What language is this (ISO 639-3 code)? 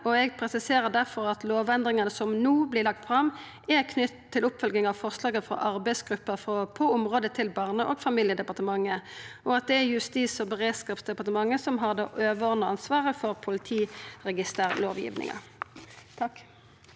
nor